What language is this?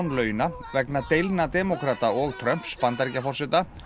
Icelandic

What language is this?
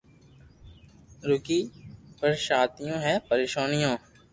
Loarki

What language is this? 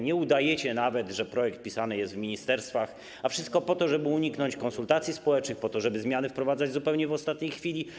Polish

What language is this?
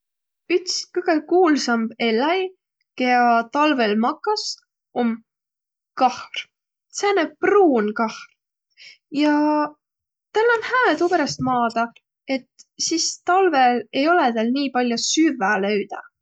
Võro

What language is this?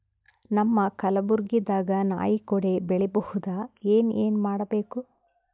Kannada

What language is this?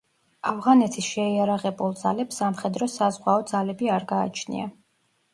Georgian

